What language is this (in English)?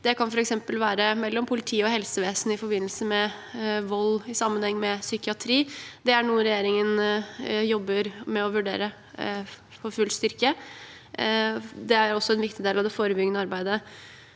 Norwegian